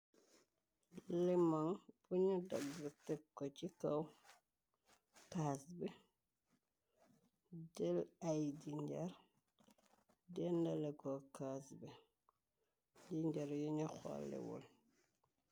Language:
Wolof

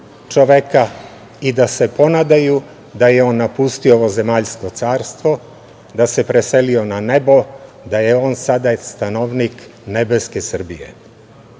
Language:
Serbian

